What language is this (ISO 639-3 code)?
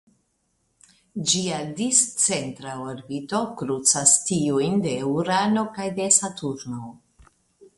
epo